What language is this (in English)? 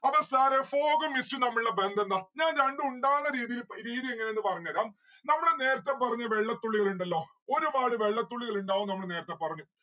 Malayalam